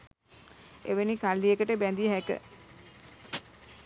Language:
Sinhala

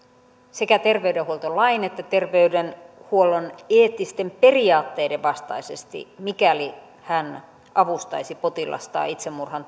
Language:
Finnish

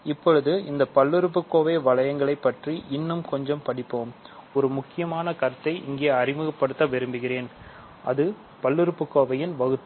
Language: Tamil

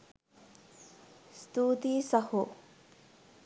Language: Sinhala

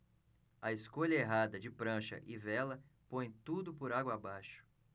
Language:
Portuguese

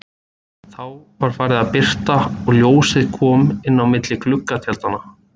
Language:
Icelandic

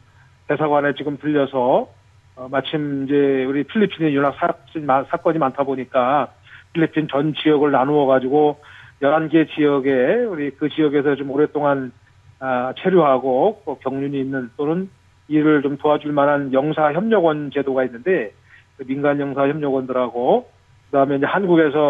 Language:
Korean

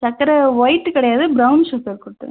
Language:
Tamil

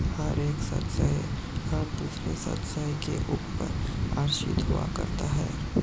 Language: Hindi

